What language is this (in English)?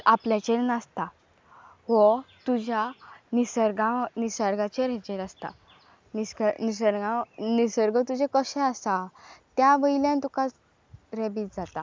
Konkani